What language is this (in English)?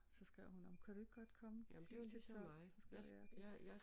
Danish